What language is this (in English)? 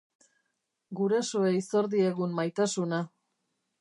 Basque